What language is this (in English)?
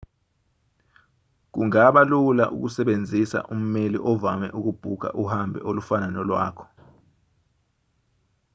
Zulu